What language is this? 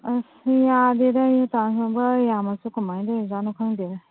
Manipuri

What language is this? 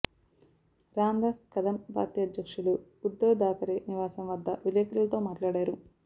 Telugu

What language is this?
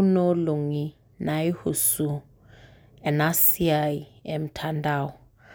Masai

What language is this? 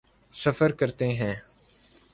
Urdu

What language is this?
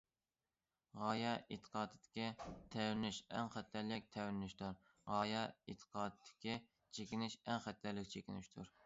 Uyghur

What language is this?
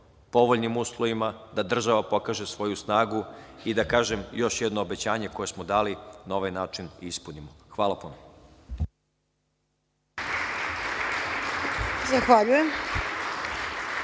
Serbian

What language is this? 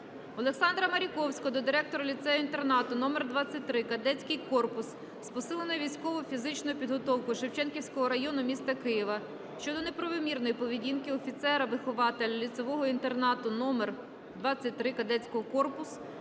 Ukrainian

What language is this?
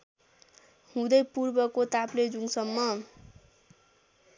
Nepali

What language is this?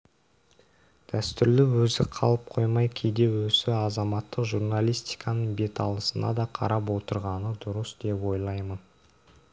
Kazakh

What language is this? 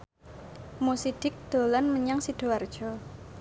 Javanese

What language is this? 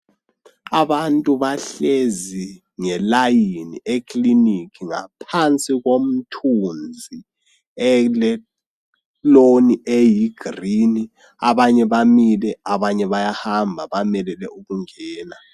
North Ndebele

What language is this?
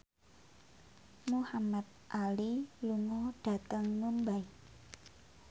Javanese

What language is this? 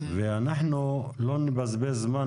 Hebrew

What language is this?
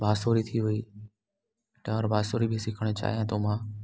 Sindhi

